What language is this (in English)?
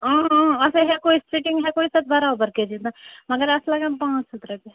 Kashmiri